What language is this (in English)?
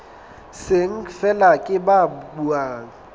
Southern Sotho